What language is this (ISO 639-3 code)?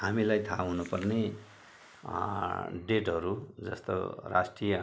nep